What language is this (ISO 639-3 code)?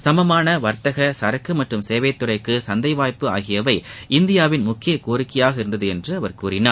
tam